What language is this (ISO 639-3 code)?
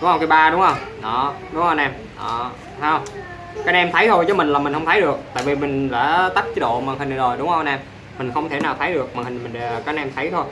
vie